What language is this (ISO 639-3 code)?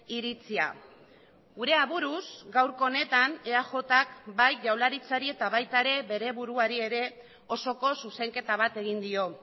eus